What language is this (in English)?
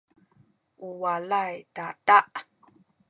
Sakizaya